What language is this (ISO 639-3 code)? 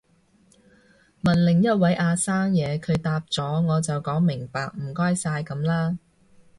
yue